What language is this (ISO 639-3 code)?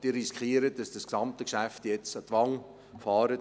gsw